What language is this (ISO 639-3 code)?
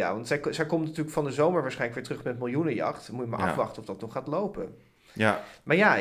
nld